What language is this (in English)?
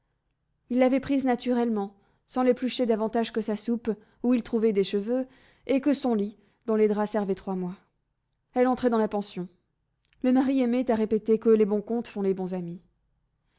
French